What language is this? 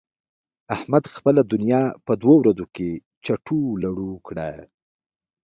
Pashto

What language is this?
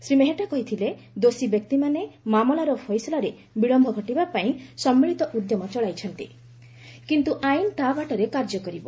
Odia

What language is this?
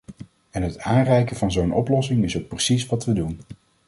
Dutch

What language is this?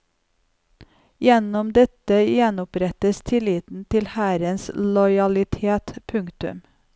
Norwegian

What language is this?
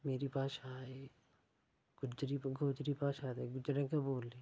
Dogri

